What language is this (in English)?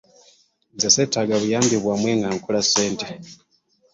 Ganda